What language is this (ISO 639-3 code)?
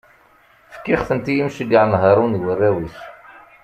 kab